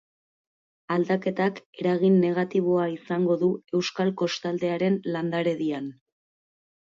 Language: Basque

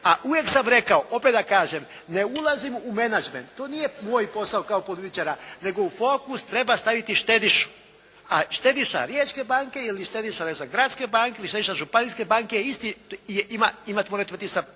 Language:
Croatian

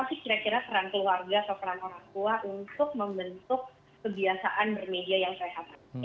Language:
Indonesian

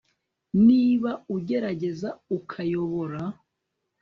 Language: Kinyarwanda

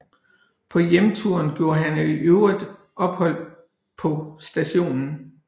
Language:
Danish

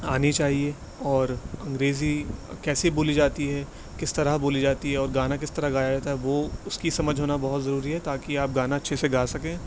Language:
Urdu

